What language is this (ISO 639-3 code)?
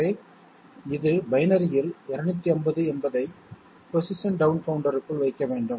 tam